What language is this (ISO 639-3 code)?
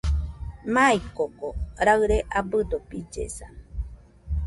hux